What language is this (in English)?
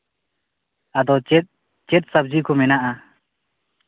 Santali